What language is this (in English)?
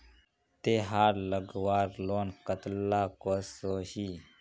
Magahi